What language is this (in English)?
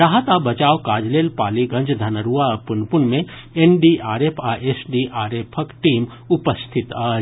Maithili